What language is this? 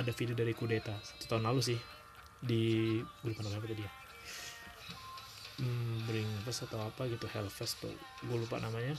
Indonesian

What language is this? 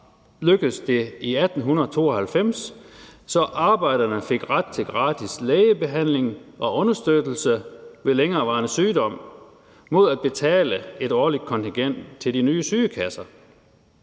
Danish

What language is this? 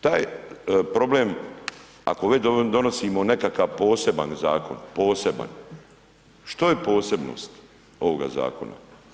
Croatian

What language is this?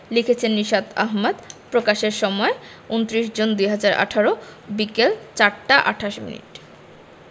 Bangla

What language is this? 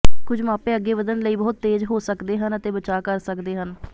Punjabi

